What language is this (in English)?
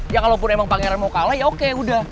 Indonesian